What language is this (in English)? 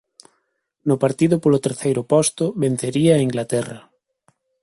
Galician